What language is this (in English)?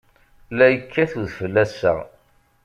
Kabyle